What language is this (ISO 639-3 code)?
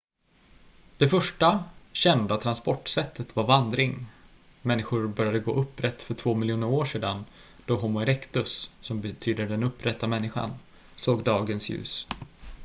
swe